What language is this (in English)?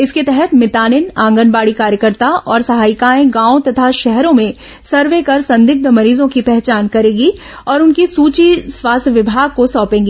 Hindi